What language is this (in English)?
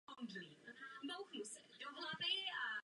Czech